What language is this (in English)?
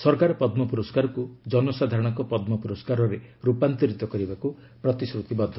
Odia